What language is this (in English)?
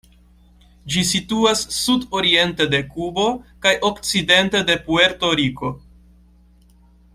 Esperanto